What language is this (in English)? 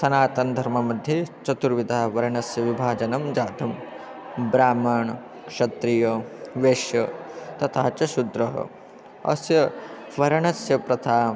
Sanskrit